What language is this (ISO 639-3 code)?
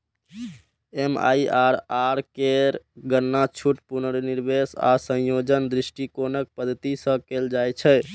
mai